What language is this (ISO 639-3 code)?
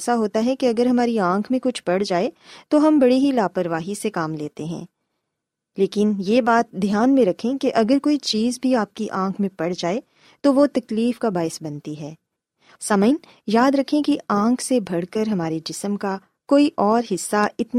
urd